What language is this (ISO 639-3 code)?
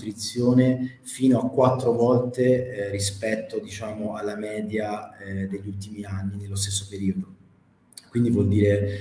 ita